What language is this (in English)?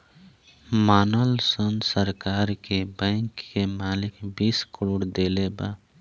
Bhojpuri